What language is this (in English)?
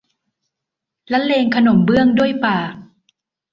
Thai